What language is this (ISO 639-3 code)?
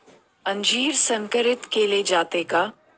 mar